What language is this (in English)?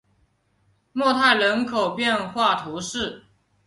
Chinese